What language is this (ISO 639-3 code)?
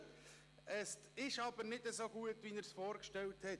gsw